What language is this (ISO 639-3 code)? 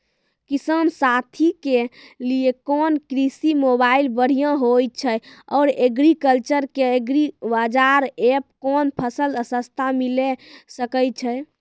mai